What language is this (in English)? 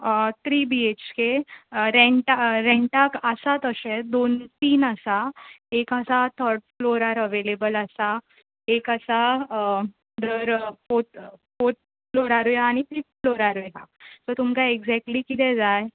Konkani